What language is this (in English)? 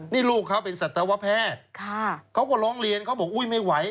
Thai